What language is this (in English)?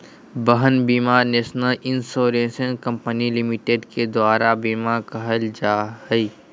Magahi